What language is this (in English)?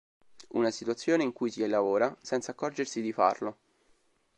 Italian